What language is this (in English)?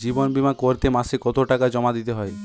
Bangla